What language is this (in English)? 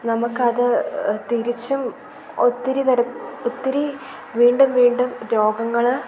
Malayalam